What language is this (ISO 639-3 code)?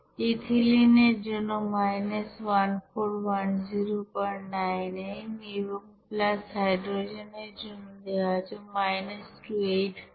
ben